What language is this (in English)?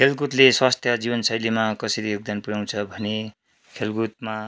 Nepali